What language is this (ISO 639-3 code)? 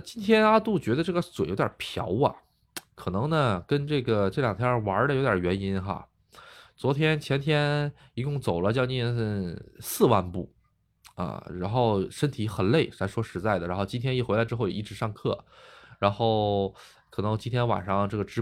zho